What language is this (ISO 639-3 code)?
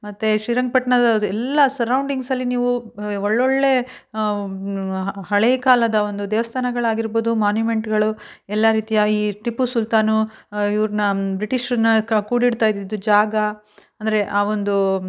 kan